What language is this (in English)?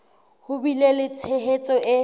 Southern Sotho